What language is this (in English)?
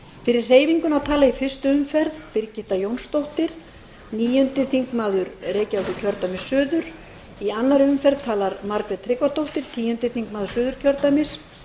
Icelandic